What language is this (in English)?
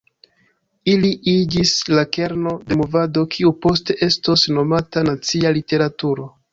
Esperanto